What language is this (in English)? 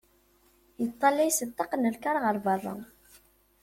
Kabyle